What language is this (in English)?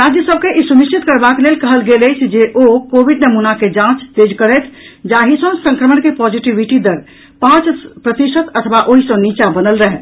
Maithili